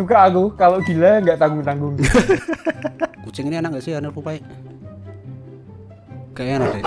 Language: Indonesian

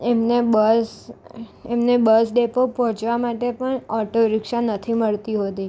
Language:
Gujarati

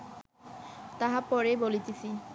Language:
Bangla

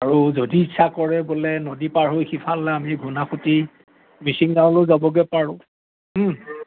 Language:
Assamese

